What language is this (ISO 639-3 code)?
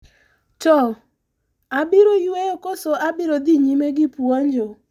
luo